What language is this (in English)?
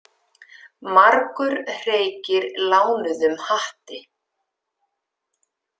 Icelandic